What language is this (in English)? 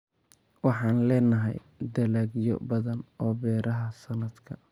Somali